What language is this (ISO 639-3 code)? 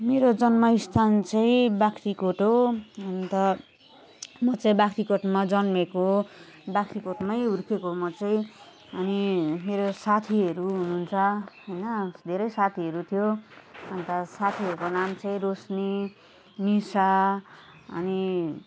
nep